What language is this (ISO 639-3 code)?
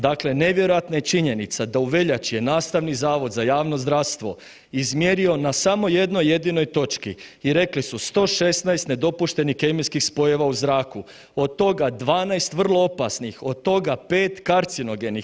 hrv